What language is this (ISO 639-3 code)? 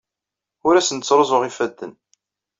kab